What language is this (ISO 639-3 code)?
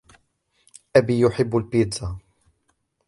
ara